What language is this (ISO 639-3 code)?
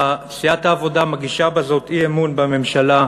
heb